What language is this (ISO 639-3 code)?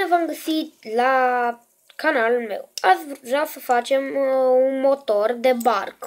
ron